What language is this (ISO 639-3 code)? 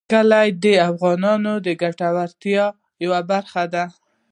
pus